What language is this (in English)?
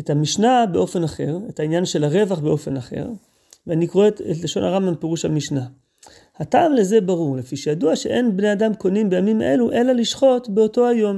Hebrew